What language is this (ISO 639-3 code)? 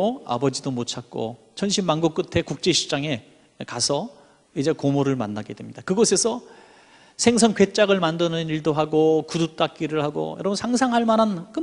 kor